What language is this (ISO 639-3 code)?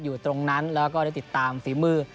tha